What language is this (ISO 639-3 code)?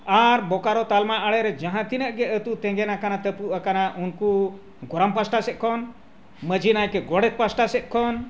sat